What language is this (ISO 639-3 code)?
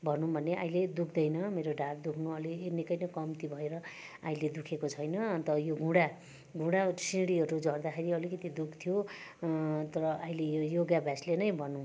nep